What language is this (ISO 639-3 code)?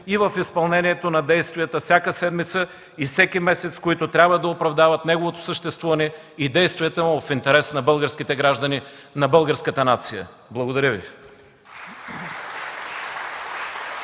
bul